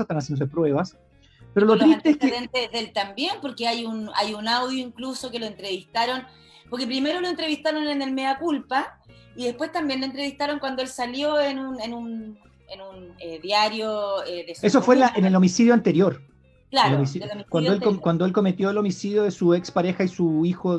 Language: Spanish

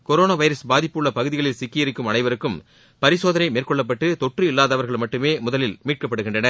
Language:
Tamil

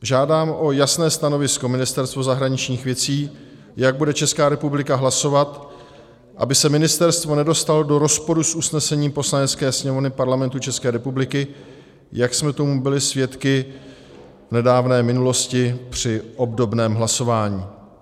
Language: Czech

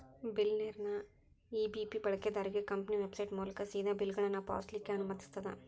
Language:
Kannada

